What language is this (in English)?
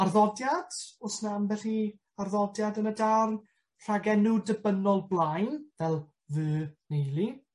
Welsh